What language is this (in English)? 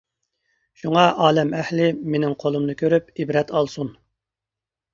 Uyghur